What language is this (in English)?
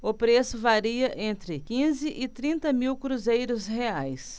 Portuguese